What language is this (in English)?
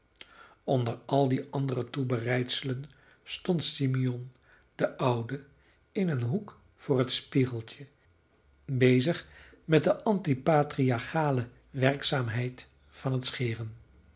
Dutch